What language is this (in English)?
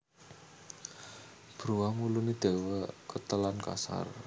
Javanese